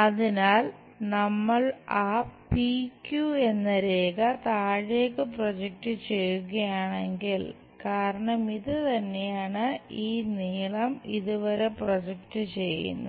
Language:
Malayalam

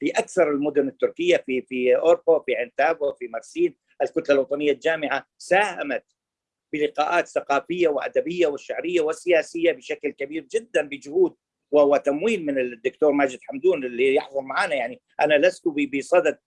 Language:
Arabic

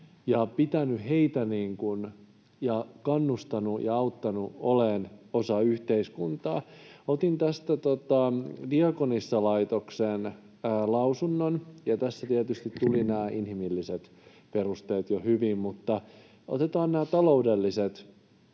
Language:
Finnish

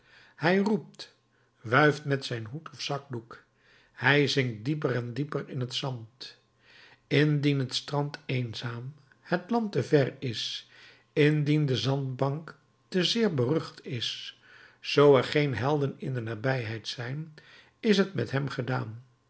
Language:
Dutch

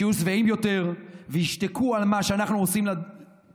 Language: Hebrew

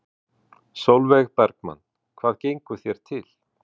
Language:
Icelandic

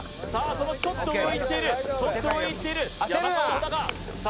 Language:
Japanese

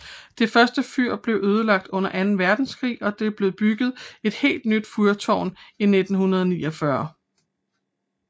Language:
Danish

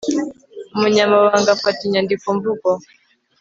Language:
Kinyarwanda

